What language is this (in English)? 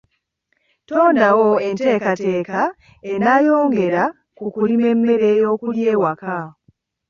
Ganda